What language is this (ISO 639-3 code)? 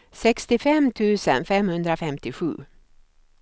swe